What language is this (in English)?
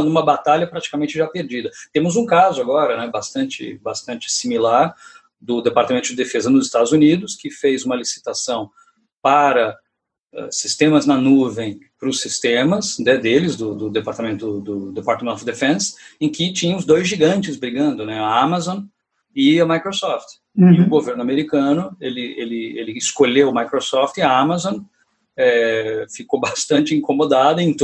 Portuguese